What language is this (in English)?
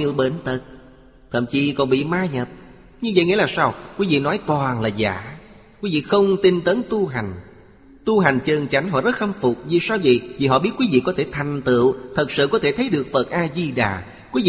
Vietnamese